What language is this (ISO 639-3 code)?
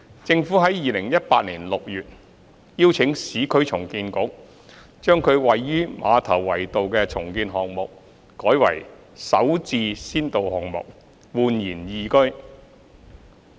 yue